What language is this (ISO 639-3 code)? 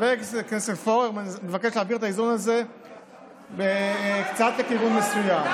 heb